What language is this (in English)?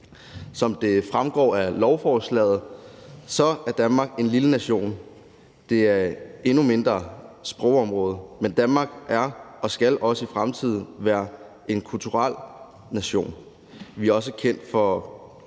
Danish